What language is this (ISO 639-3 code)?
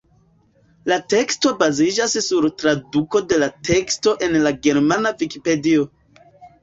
epo